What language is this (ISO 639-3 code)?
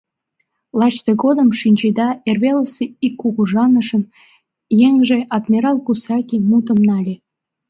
chm